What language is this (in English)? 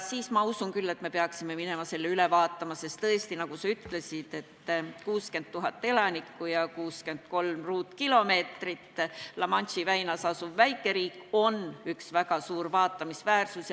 Estonian